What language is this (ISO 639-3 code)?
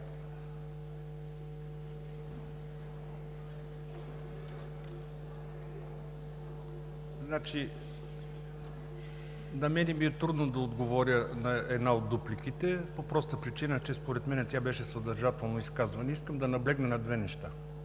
bul